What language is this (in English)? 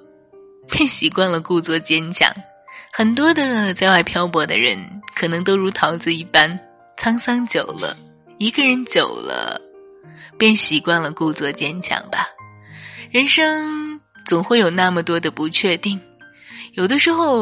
Chinese